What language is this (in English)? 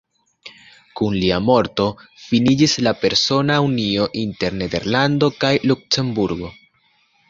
Esperanto